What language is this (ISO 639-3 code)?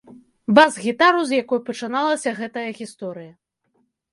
bel